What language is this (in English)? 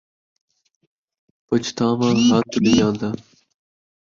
Saraiki